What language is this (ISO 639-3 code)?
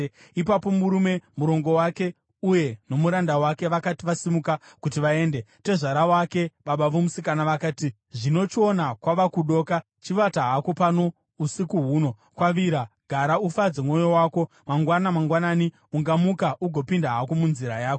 sna